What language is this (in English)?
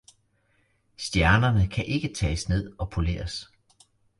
Danish